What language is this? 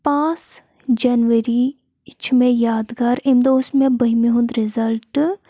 Kashmiri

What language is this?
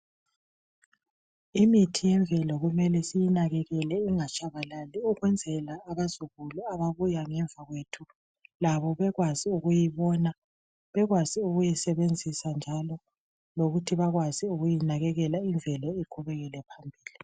North Ndebele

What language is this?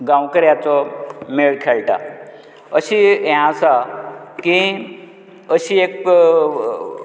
Konkani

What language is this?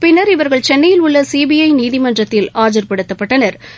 Tamil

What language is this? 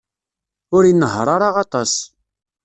Kabyle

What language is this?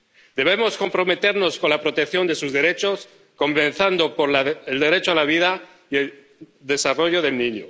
Spanish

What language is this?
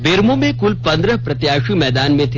Hindi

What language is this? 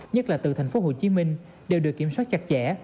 Vietnamese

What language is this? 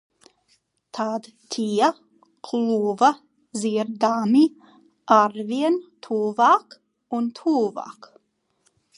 Latvian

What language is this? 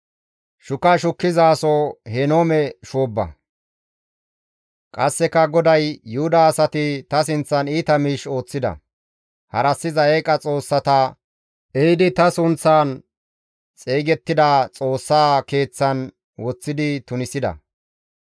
Gamo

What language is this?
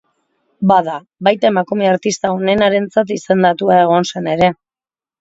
Basque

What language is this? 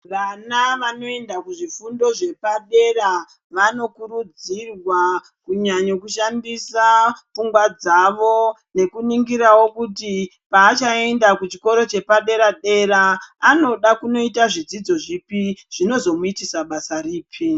Ndau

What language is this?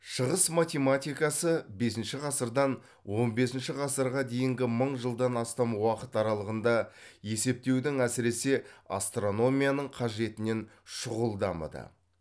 Kazakh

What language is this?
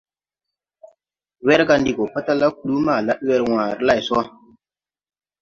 Tupuri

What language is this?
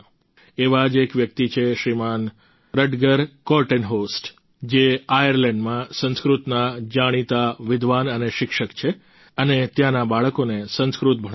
Gujarati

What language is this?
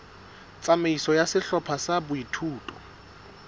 Southern Sotho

